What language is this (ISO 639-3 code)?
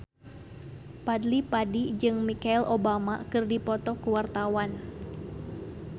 sun